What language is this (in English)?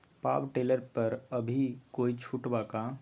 Magahi